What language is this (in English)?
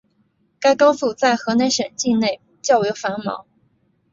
Chinese